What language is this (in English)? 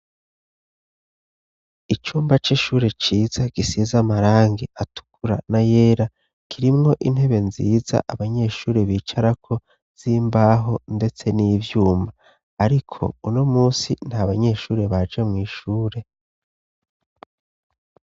Rundi